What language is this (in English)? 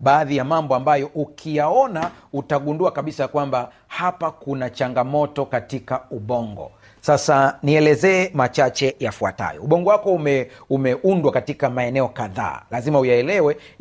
Swahili